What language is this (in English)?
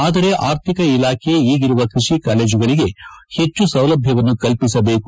Kannada